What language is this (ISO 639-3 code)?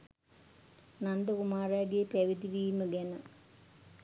sin